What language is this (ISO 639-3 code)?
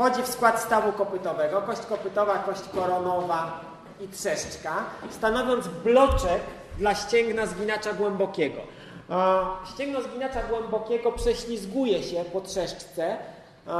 pol